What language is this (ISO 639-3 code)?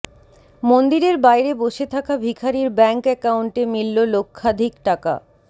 ben